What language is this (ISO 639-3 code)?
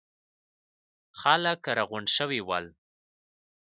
pus